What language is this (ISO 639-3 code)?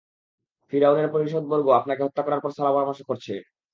ben